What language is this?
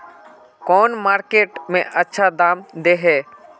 Magahi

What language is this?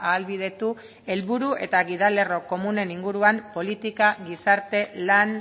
Basque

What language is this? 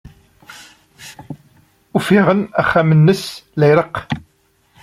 Kabyle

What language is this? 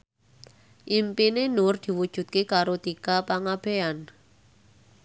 Javanese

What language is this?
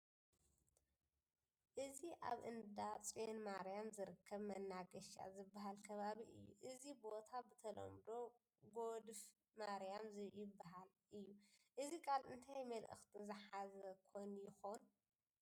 Tigrinya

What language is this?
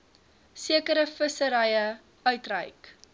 Afrikaans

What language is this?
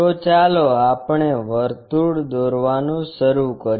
Gujarati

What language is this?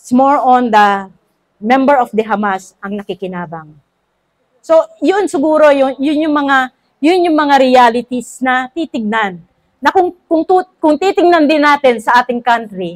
Filipino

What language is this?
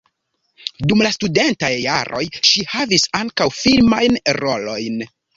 Esperanto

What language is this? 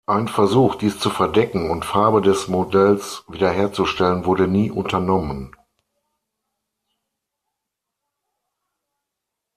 German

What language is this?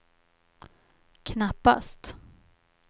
Swedish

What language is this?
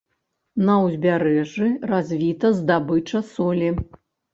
Belarusian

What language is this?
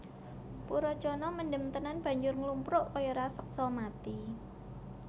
Javanese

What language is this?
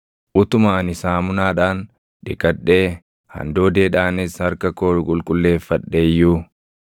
Oromo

